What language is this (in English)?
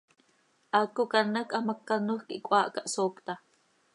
Seri